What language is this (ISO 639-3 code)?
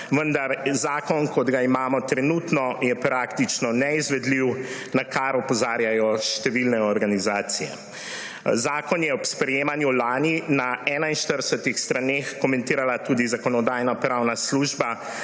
slv